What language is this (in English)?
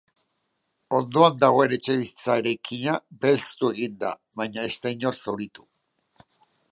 Basque